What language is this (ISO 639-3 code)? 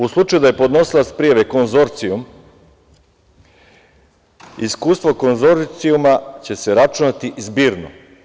srp